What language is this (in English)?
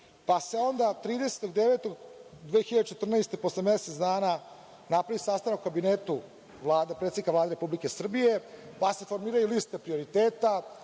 Serbian